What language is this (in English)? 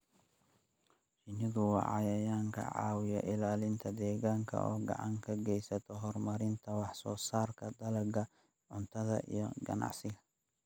Somali